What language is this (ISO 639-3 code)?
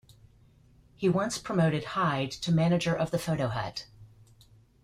eng